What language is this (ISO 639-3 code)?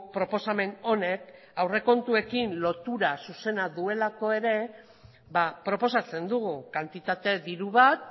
eus